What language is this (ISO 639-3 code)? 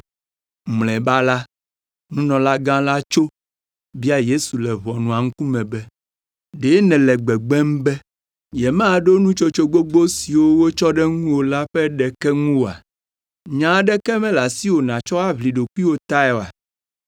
ewe